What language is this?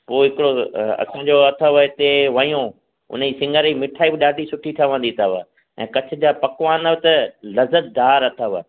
Sindhi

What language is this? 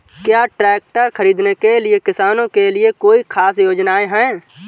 Hindi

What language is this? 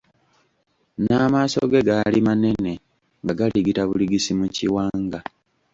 Ganda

